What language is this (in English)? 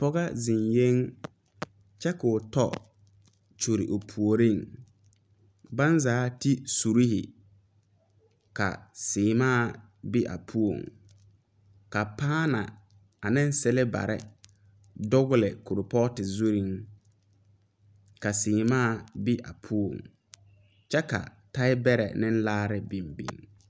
Southern Dagaare